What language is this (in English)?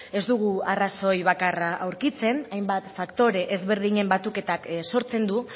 Basque